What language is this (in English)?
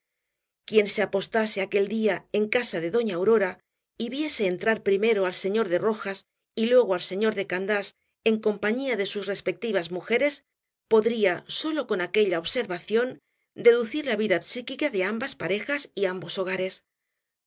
Spanish